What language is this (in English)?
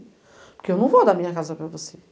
Portuguese